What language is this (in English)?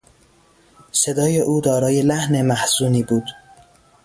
Persian